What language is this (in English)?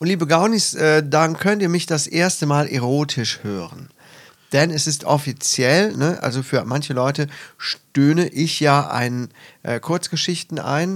German